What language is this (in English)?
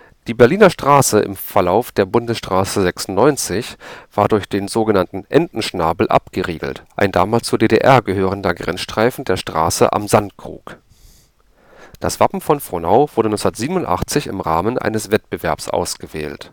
German